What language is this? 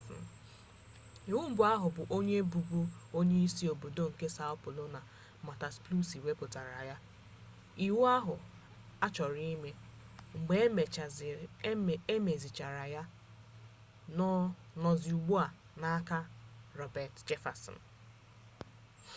Igbo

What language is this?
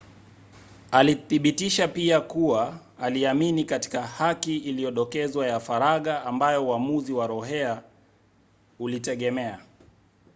Swahili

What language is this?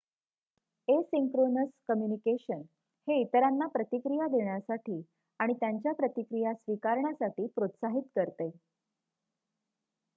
Marathi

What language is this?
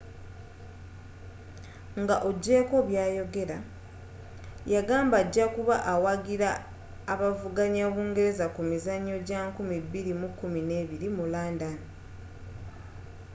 Ganda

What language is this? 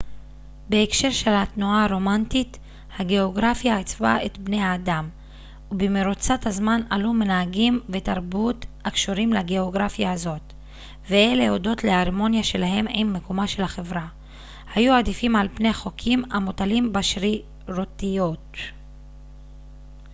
Hebrew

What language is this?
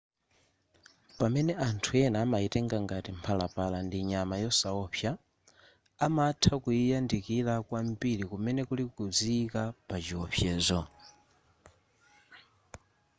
Nyanja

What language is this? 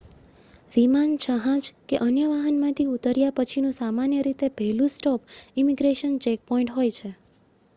Gujarati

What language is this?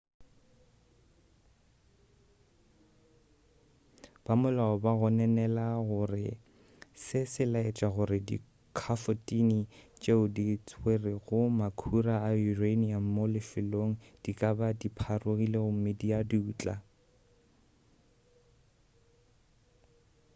Northern Sotho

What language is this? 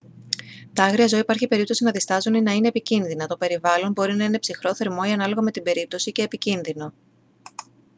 Greek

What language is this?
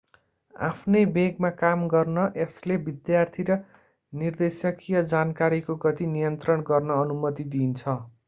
Nepali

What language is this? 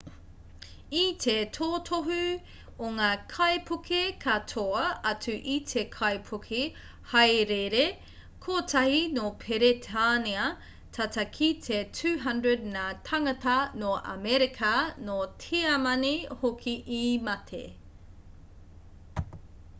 Māori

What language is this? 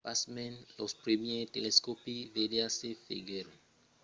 Occitan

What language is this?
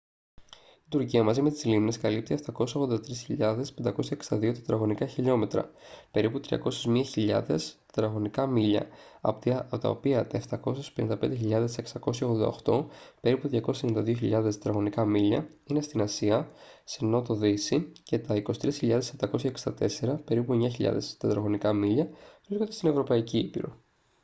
Greek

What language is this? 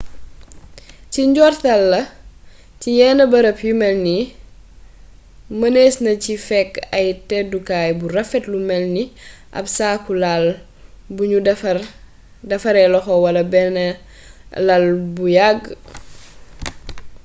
Wolof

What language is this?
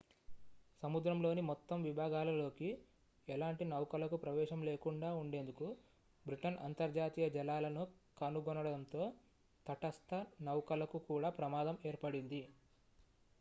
Telugu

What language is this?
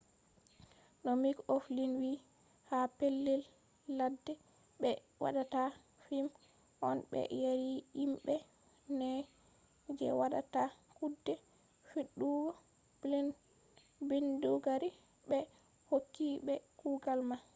Fula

